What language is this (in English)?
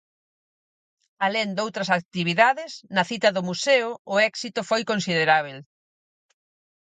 Galician